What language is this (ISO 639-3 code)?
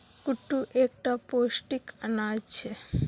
mag